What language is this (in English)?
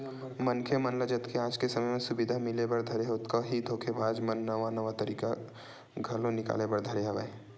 Chhattisgarhi